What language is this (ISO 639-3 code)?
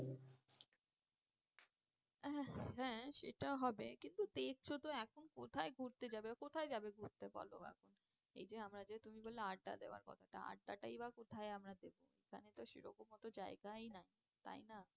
ben